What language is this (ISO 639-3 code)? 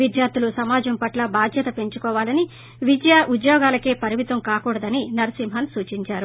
tel